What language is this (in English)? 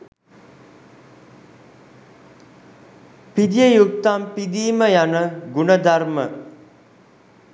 Sinhala